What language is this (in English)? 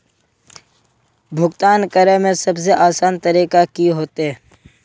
Magahi